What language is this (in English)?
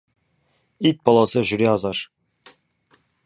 Kazakh